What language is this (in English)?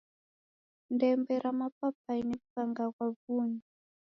Taita